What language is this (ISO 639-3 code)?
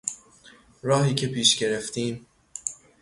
fas